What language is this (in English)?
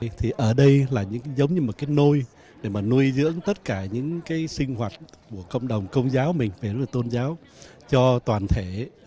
Vietnamese